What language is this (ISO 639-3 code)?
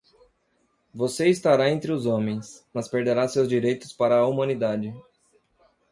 por